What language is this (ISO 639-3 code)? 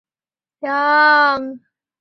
zho